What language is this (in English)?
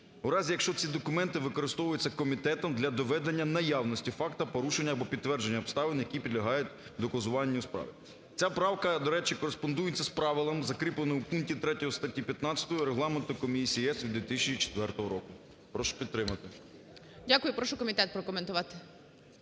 Ukrainian